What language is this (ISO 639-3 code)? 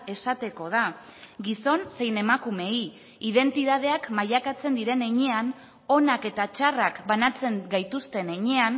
eus